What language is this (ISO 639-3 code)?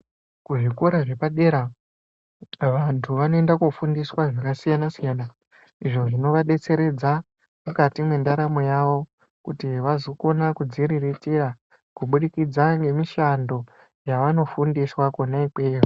ndc